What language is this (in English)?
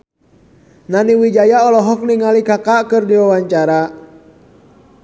Sundanese